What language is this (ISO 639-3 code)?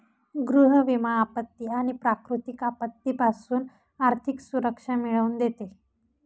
mar